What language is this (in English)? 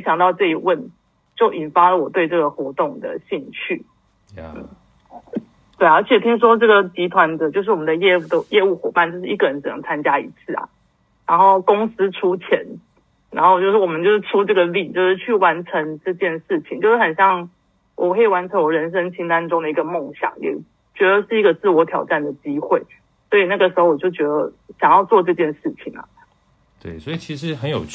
Chinese